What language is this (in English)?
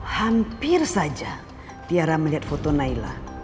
Indonesian